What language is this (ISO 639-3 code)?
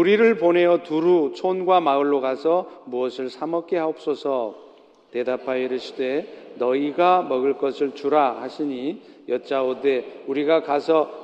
kor